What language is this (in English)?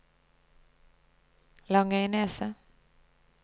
Norwegian